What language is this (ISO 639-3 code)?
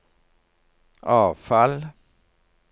nor